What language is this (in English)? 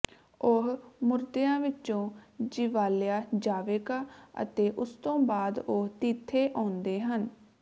Punjabi